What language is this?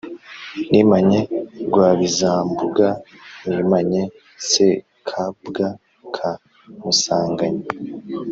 Kinyarwanda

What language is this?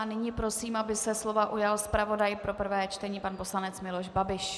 Czech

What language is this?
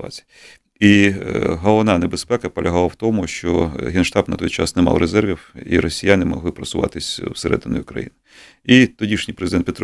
Ukrainian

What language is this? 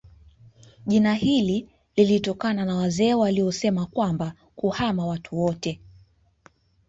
Swahili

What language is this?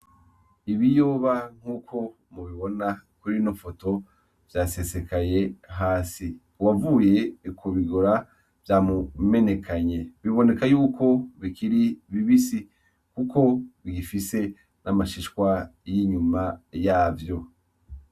Rundi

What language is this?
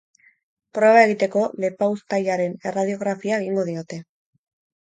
Basque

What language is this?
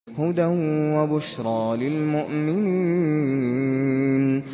Arabic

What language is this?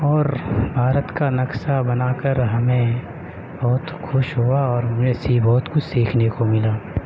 Urdu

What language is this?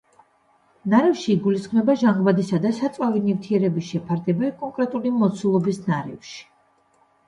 Georgian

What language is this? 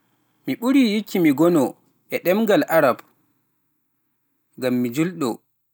Pular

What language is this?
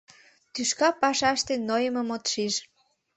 Mari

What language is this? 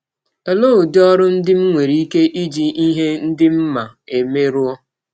Igbo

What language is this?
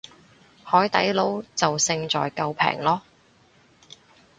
Cantonese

